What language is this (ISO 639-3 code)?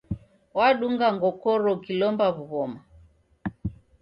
dav